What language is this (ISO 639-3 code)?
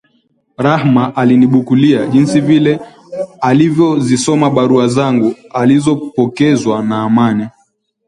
swa